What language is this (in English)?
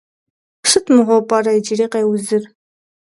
Kabardian